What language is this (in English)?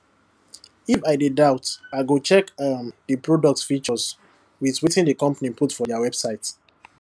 Nigerian Pidgin